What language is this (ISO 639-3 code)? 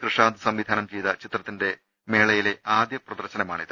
mal